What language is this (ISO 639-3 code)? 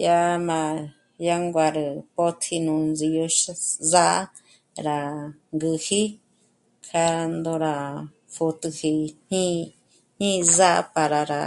mmc